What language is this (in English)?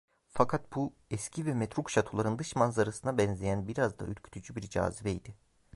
Turkish